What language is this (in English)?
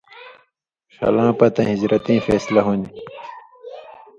Indus Kohistani